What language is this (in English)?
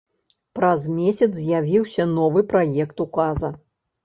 Belarusian